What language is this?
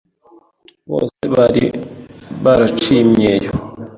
Kinyarwanda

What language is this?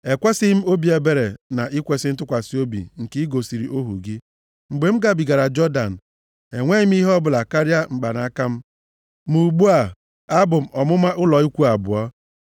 Igbo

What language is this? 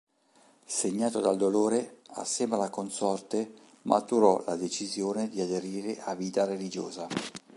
Italian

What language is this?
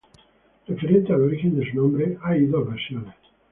Spanish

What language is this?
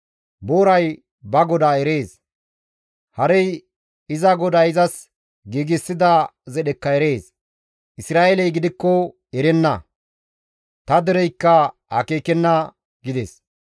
Gamo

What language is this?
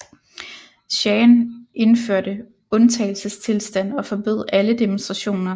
Danish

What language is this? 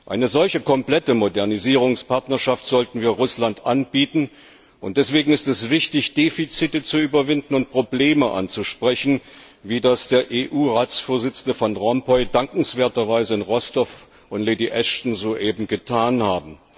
German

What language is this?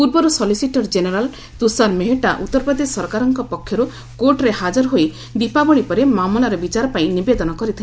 Odia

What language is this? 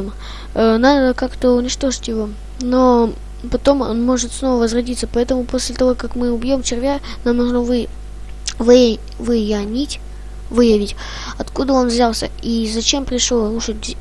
Russian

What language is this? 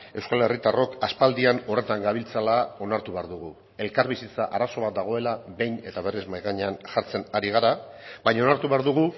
Basque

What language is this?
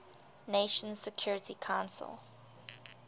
English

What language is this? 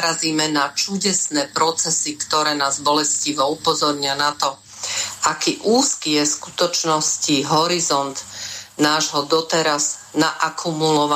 Slovak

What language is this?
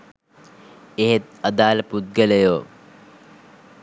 Sinhala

